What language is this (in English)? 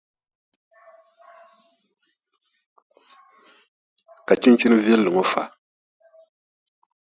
Dagbani